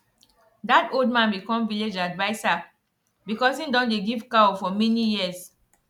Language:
Nigerian Pidgin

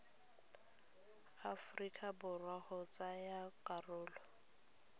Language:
Tswana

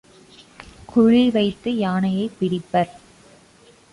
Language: Tamil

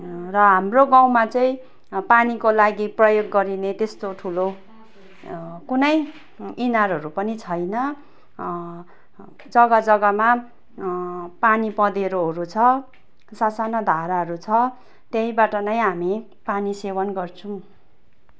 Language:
Nepali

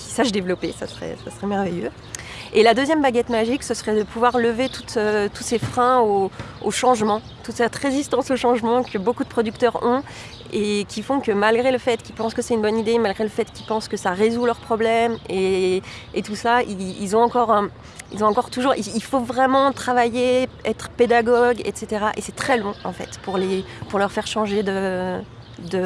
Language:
French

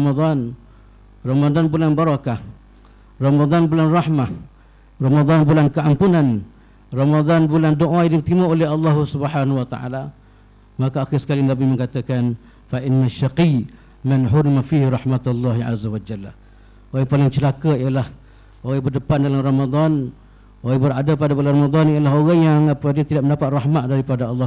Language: Malay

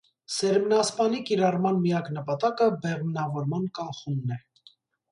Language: Armenian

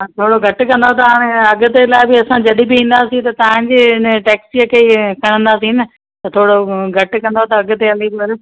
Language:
Sindhi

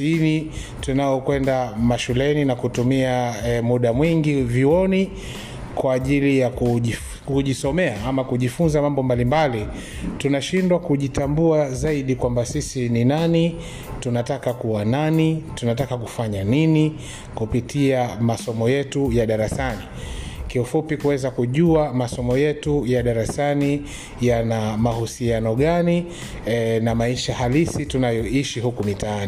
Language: Swahili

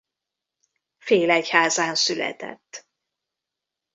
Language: Hungarian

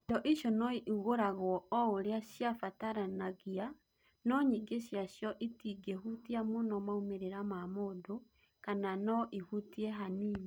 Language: Kikuyu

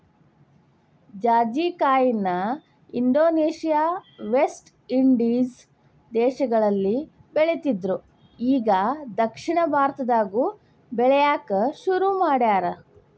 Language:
Kannada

